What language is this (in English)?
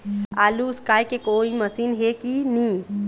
Chhattisgarhi